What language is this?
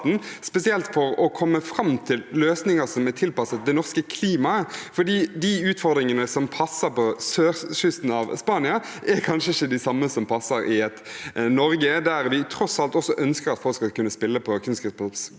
Norwegian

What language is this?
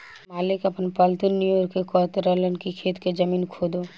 Bhojpuri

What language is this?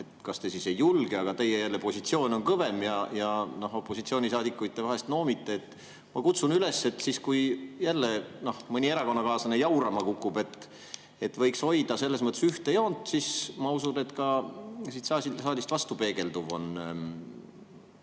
Estonian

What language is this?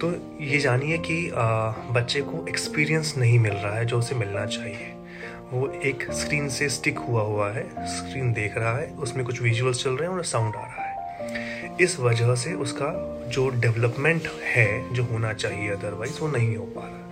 Hindi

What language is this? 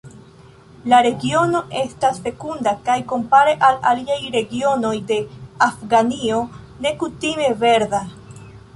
Esperanto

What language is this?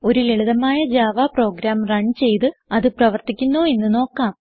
Malayalam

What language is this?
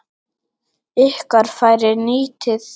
Icelandic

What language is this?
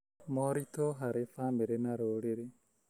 Kikuyu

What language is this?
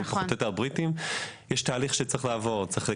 Hebrew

